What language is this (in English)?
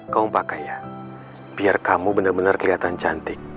Indonesian